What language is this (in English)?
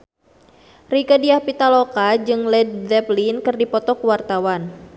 Sundanese